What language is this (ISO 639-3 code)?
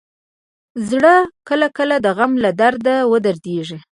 pus